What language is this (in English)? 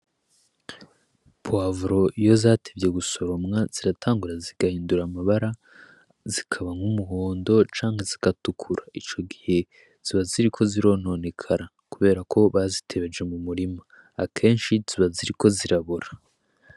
Rundi